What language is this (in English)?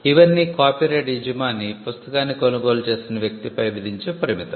Telugu